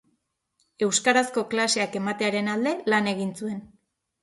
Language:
Basque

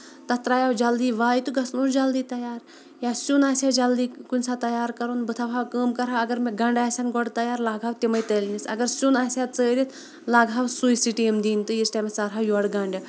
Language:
Kashmiri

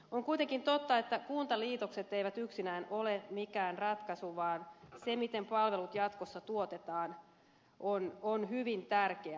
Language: Finnish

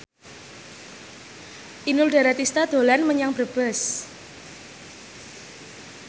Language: Javanese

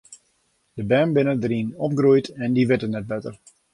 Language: Western Frisian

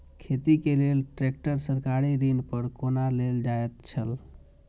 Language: Maithili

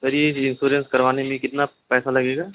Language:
Urdu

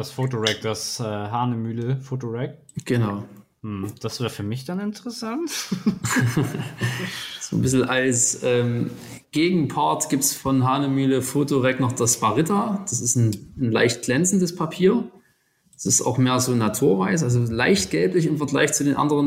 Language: German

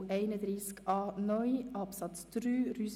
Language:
Swiss German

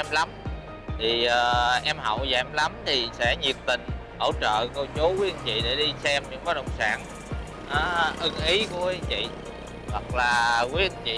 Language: Vietnamese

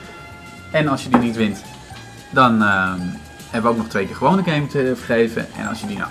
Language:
Dutch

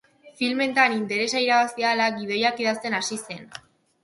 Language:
Basque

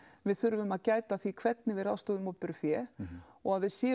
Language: Icelandic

